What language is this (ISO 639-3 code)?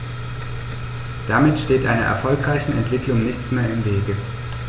deu